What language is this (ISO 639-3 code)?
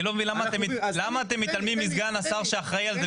heb